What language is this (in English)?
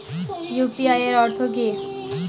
Bangla